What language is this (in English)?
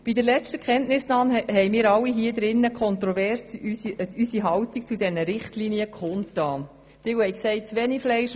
Swiss German